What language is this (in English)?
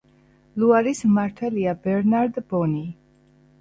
Georgian